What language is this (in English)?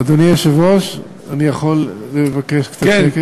Hebrew